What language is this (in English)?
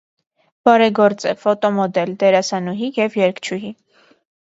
Armenian